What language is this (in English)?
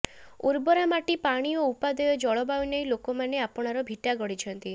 Odia